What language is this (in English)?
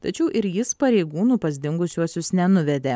Lithuanian